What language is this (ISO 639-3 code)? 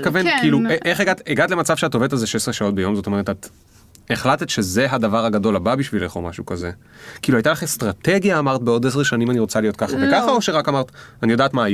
heb